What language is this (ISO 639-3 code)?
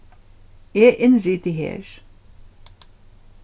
fao